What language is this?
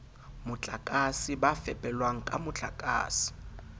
Southern Sotho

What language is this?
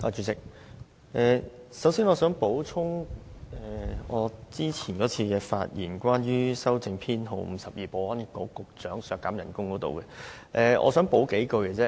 Cantonese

